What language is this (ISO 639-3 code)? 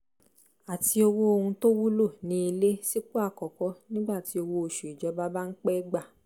yor